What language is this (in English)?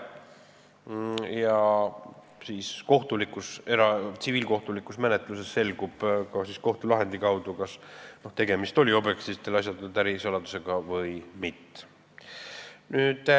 Estonian